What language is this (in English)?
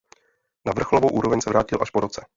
Czech